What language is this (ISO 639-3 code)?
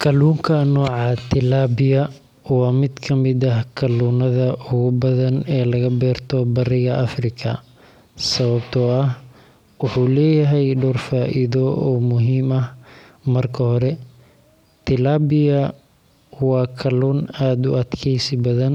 som